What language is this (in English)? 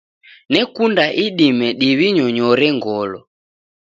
Taita